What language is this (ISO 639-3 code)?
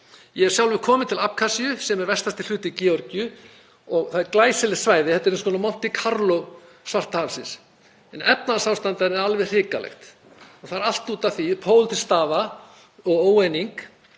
isl